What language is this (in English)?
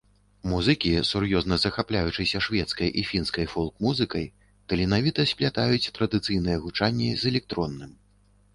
Belarusian